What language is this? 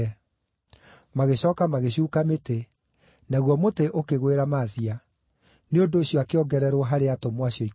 Kikuyu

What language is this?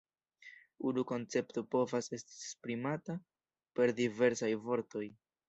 Esperanto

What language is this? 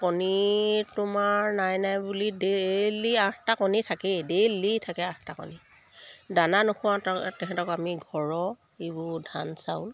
Assamese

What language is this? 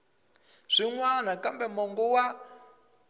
Tsonga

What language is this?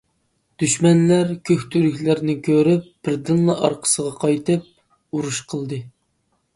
Uyghur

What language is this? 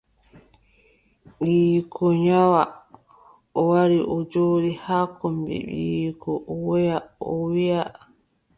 Adamawa Fulfulde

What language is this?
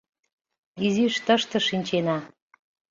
Mari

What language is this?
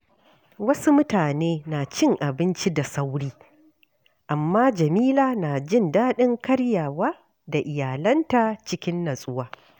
Hausa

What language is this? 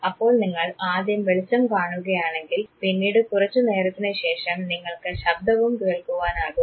Malayalam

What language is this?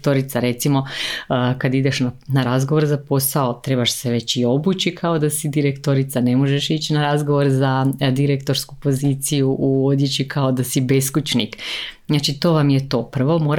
Croatian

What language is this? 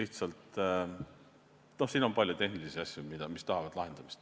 Estonian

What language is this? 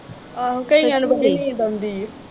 Punjabi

